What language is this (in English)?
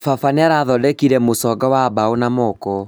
Kikuyu